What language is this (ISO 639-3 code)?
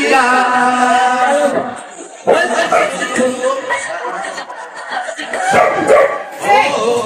ara